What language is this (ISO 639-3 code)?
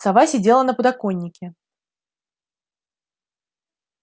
rus